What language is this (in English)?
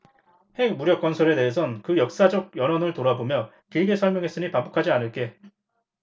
Korean